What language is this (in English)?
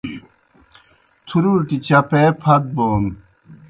Kohistani Shina